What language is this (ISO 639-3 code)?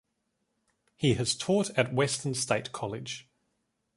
eng